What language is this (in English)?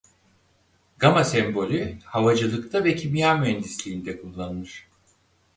Turkish